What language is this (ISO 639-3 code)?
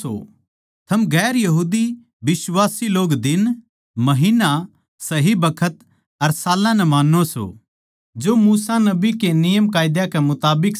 bgc